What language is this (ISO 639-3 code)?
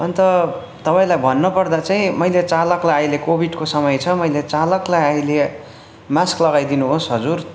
nep